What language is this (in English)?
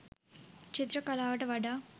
Sinhala